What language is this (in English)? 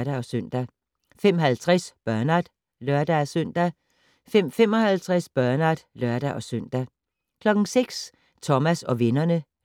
Danish